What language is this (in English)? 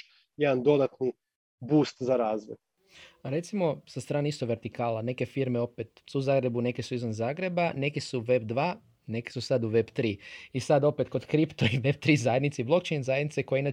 Croatian